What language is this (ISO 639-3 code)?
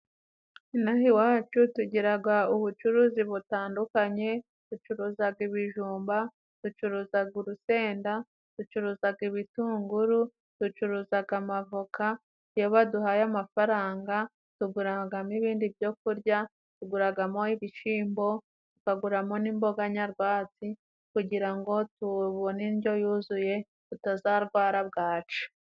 kin